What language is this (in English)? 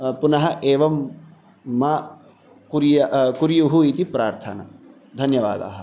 Sanskrit